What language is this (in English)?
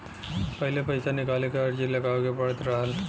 Bhojpuri